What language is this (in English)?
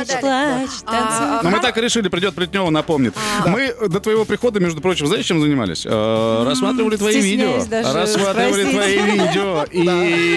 Russian